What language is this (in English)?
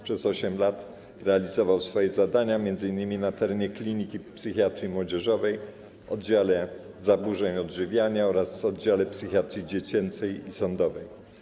Polish